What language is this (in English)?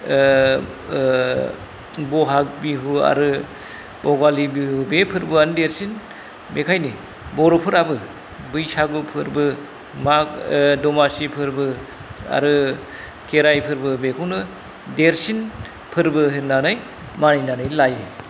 Bodo